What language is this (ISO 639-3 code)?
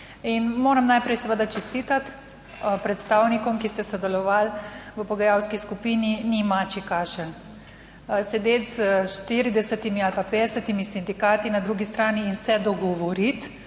slv